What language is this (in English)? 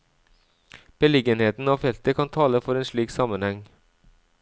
Norwegian